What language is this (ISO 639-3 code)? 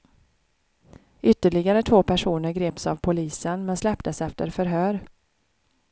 swe